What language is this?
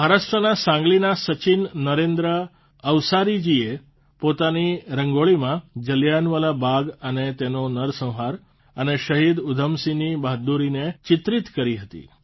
Gujarati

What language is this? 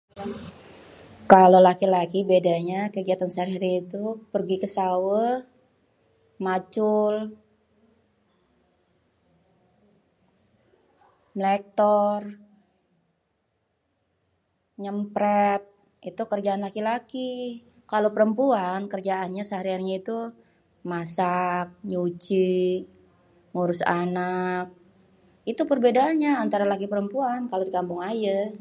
Betawi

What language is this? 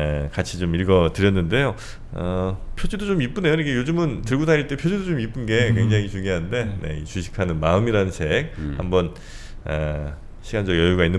Korean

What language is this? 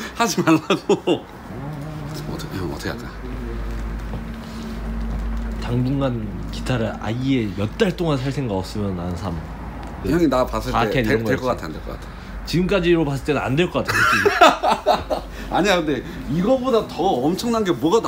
Korean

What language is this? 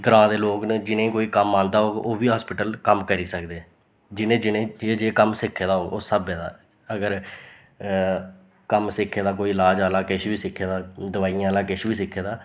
Dogri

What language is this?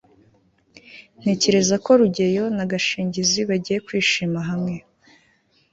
Kinyarwanda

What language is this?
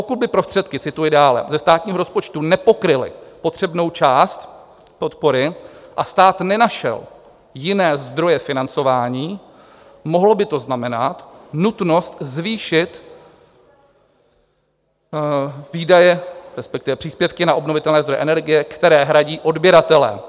Czech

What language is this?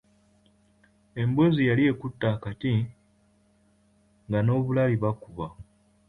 Ganda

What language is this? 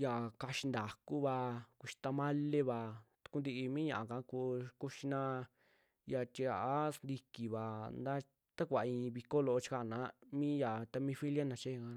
Western Juxtlahuaca Mixtec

